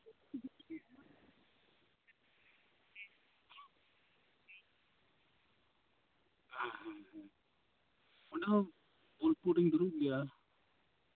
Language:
Santali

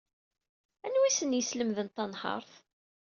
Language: Kabyle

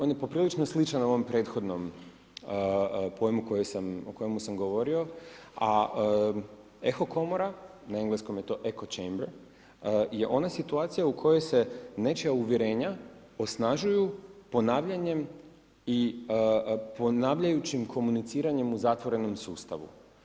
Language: Croatian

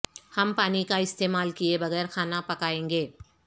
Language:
Urdu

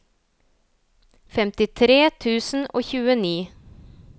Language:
Norwegian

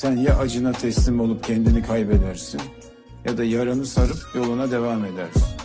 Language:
Turkish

